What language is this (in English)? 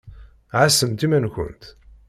Kabyle